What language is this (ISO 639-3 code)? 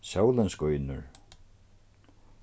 fao